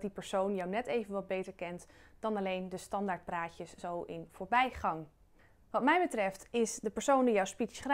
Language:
Dutch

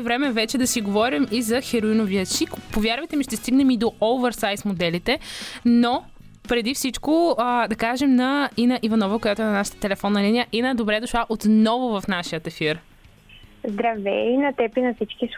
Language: Bulgarian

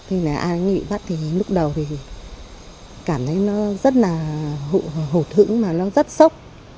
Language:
Vietnamese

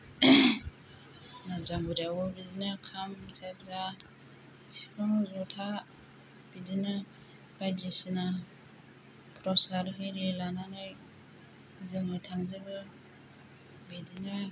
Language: Bodo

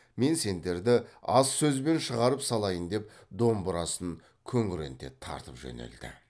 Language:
Kazakh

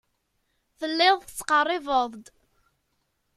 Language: Kabyle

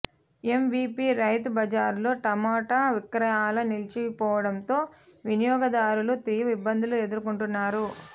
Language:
Telugu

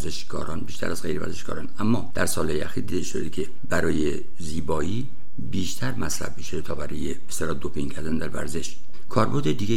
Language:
Persian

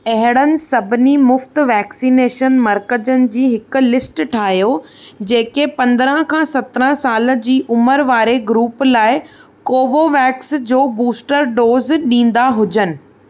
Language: Sindhi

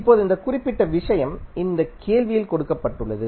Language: Tamil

